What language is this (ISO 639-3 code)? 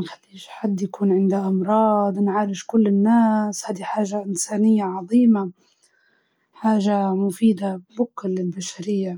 ayl